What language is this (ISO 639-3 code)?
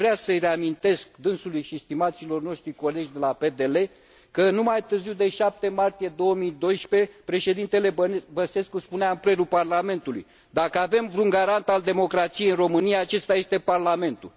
ron